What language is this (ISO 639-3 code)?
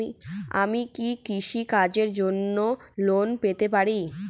ben